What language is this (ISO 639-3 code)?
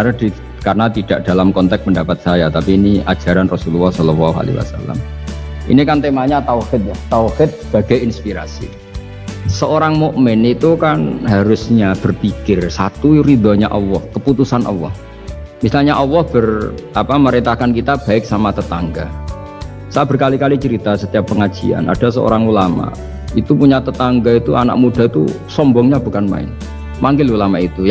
ind